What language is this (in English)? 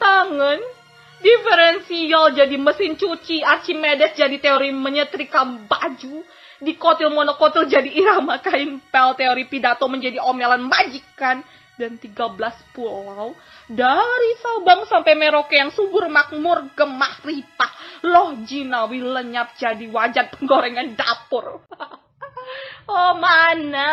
Indonesian